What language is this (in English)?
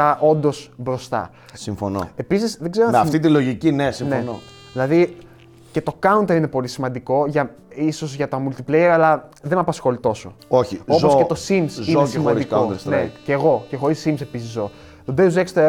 Greek